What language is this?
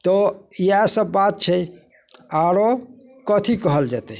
Maithili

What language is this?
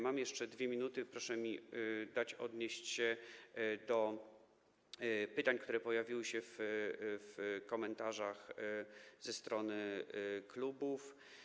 Polish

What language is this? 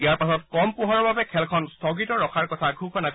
Assamese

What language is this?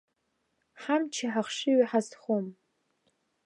Abkhazian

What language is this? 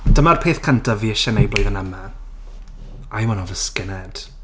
Welsh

